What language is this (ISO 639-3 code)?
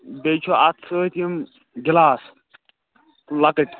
kas